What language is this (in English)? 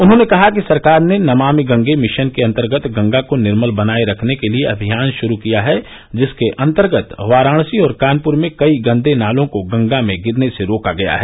Hindi